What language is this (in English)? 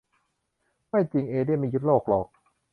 Thai